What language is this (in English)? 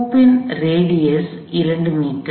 Tamil